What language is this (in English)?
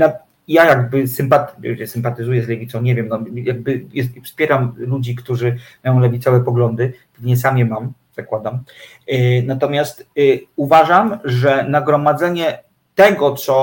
Polish